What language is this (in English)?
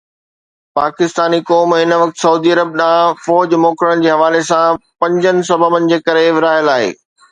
Sindhi